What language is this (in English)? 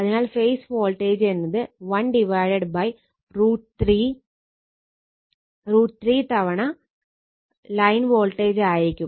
Malayalam